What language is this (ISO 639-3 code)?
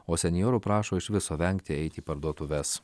lit